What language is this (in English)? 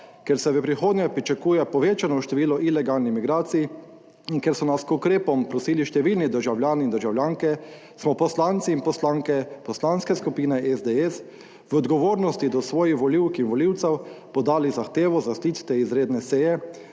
Slovenian